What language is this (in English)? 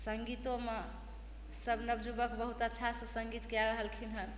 Maithili